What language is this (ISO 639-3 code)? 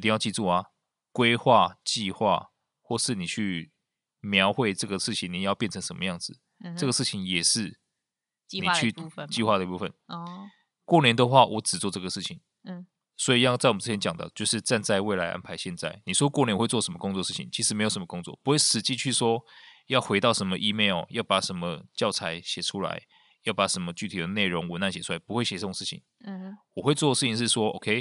zho